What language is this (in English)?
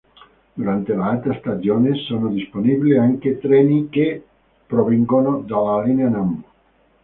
Italian